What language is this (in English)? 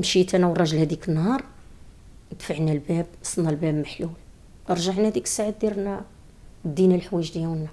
Arabic